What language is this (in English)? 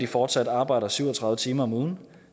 Danish